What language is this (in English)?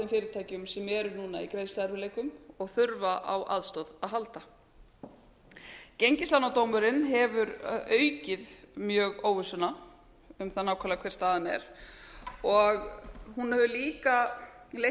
Icelandic